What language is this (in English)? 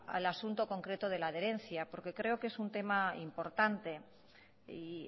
Spanish